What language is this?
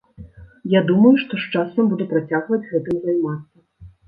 Belarusian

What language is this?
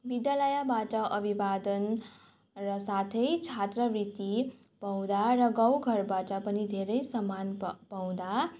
Nepali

